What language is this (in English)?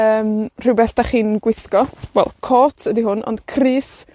Welsh